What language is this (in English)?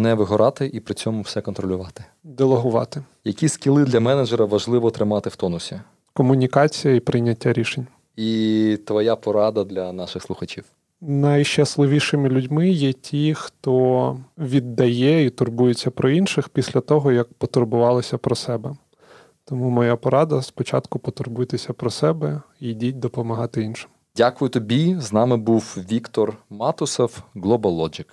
Ukrainian